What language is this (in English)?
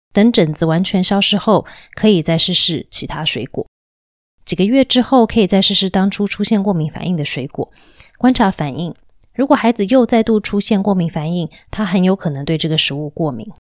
Chinese